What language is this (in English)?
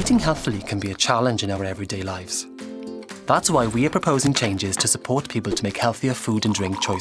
English